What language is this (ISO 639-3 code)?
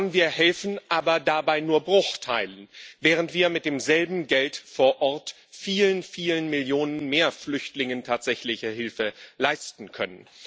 deu